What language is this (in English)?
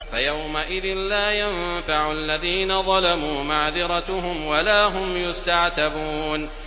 Arabic